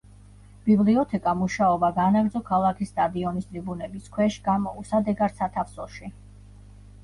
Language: Georgian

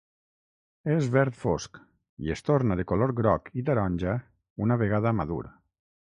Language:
Catalan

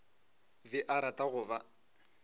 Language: Northern Sotho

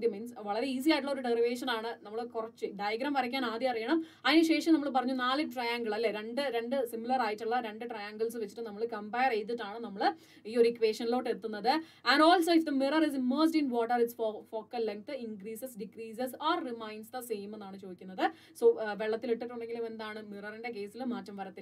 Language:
Malayalam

